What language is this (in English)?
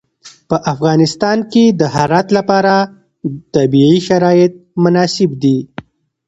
Pashto